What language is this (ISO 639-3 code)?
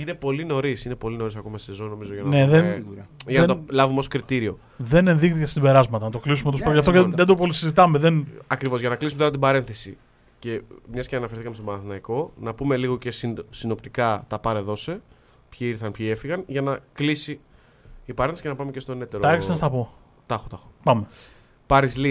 ell